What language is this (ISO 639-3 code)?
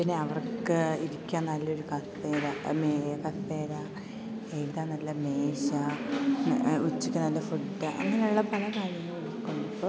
mal